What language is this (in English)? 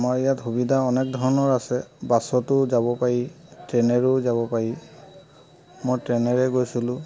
Assamese